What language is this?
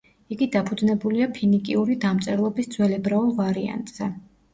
Georgian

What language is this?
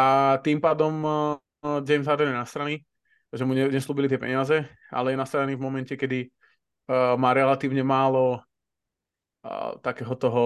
Slovak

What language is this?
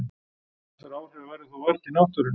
Icelandic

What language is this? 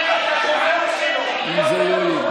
Hebrew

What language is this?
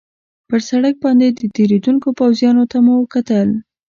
Pashto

